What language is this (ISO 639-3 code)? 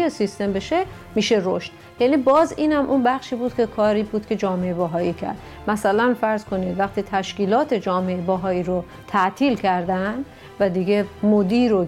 fas